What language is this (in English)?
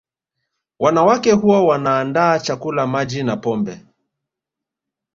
Swahili